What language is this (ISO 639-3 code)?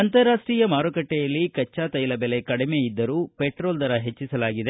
kan